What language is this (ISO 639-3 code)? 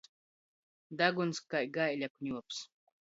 ltg